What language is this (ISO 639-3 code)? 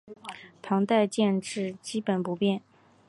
zho